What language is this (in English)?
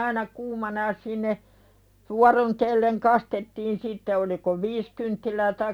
Finnish